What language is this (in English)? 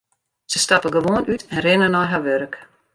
Western Frisian